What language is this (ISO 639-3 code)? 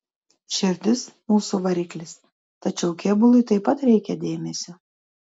lit